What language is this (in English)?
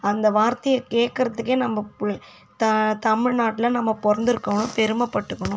Tamil